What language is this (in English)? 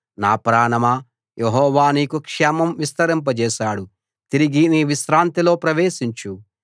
Telugu